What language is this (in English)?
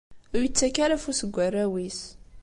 Kabyle